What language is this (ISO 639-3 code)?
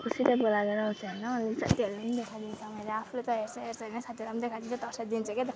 nep